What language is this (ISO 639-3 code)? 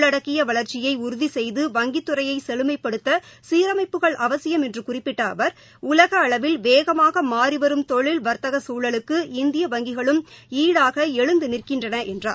tam